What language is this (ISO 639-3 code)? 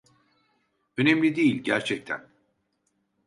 tur